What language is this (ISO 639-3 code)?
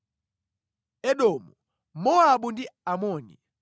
nya